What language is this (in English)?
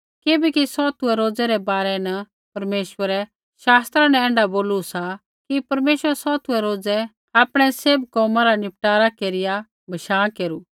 Kullu Pahari